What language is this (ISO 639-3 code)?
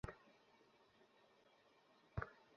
ben